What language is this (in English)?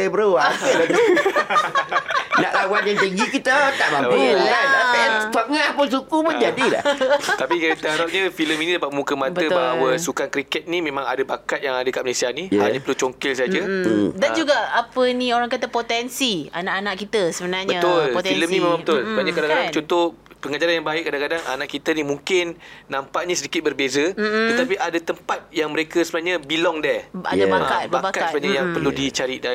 Malay